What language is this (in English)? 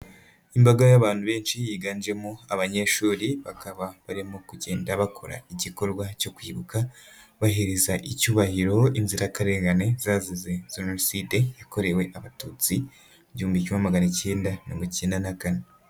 Kinyarwanda